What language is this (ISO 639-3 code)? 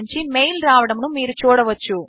tel